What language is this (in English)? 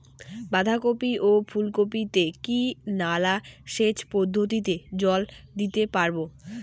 Bangla